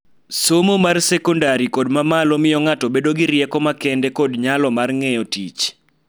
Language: Luo (Kenya and Tanzania)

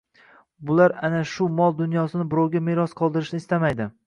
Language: Uzbek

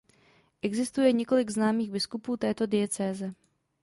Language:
Czech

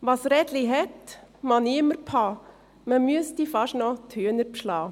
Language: Swiss German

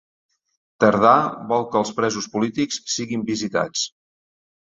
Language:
Catalan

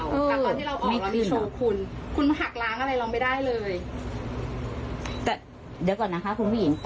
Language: Thai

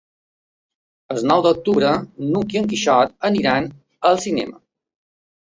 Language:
Catalan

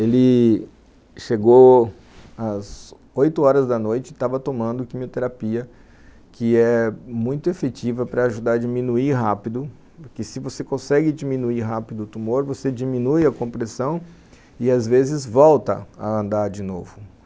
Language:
Portuguese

